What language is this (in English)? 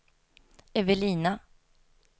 Swedish